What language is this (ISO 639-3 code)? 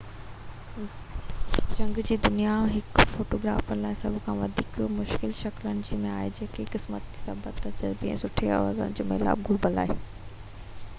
snd